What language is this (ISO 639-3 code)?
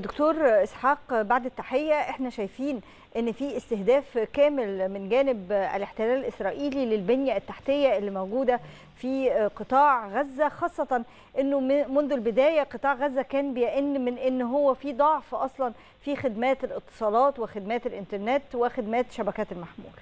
ara